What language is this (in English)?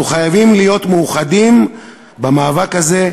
Hebrew